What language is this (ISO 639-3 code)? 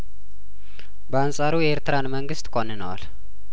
amh